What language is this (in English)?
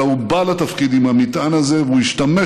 Hebrew